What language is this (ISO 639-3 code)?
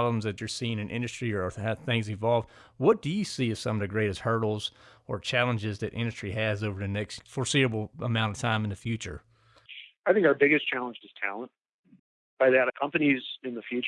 eng